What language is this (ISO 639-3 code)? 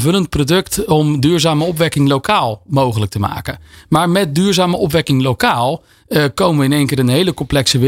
nld